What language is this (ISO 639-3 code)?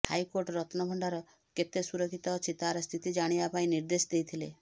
ori